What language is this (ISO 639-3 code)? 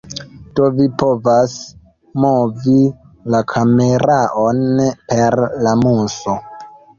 epo